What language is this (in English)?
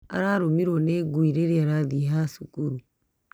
Kikuyu